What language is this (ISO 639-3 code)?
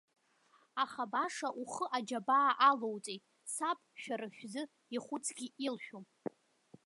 abk